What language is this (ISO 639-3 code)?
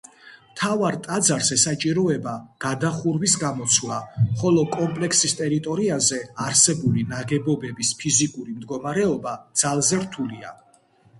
kat